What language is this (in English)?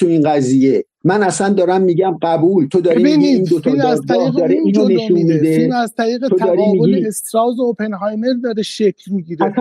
Persian